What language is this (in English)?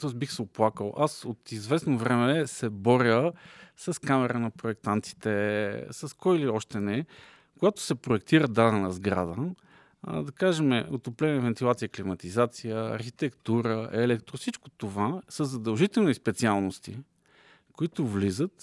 Bulgarian